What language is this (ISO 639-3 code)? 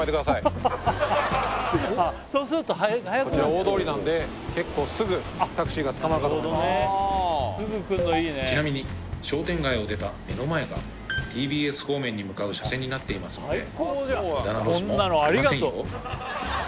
jpn